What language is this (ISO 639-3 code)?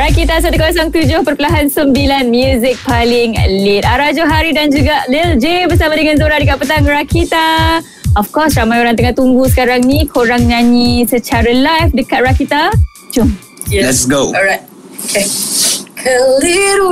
msa